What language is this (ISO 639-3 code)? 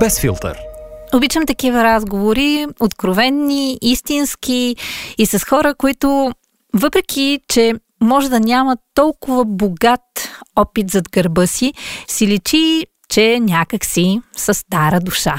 bul